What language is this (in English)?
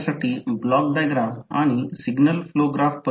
Marathi